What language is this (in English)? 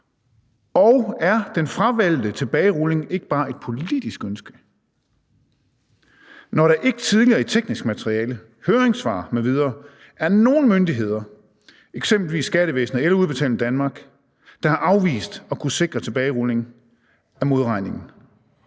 Danish